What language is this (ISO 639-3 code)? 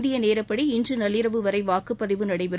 tam